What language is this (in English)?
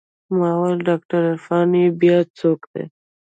Pashto